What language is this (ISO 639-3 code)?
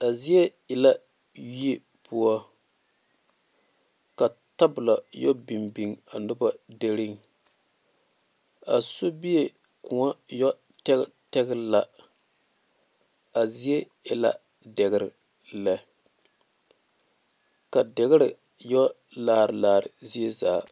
dga